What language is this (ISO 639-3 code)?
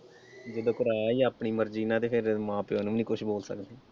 pan